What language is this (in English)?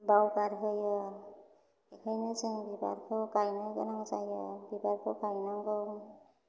Bodo